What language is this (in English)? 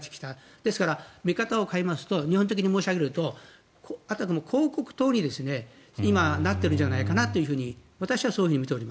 Japanese